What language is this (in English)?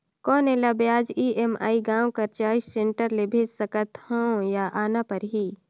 Chhattisgarhi